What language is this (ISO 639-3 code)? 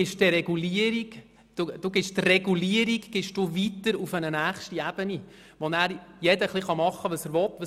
gsw